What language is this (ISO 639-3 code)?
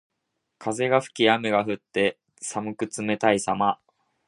jpn